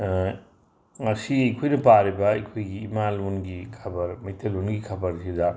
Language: Manipuri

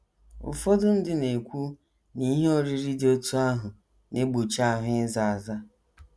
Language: Igbo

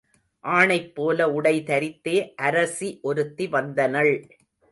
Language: Tamil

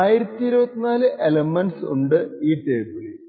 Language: Malayalam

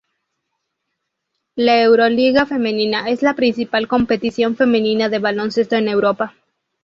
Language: Spanish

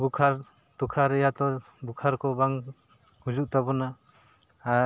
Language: Santali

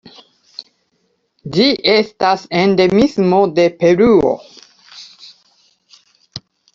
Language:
Esperanto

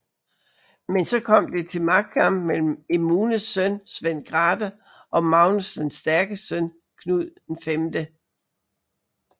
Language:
Danish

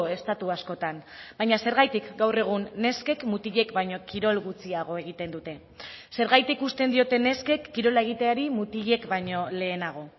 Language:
Basque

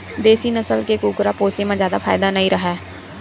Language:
Chhattisgarhi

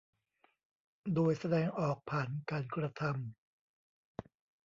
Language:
Thai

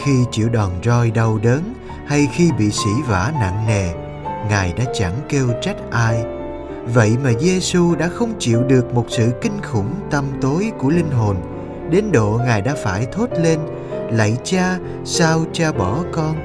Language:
Vietnamese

